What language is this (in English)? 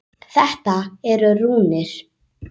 Icelandic